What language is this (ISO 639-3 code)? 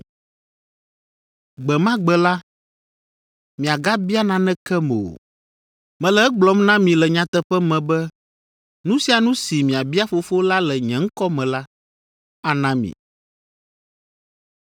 ewe